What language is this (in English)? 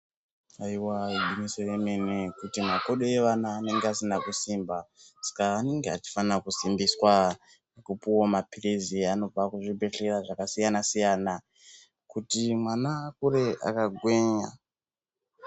Ndau